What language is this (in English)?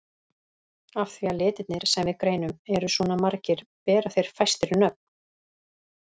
Icelandic